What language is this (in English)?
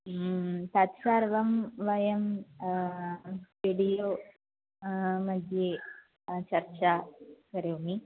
Sanskrit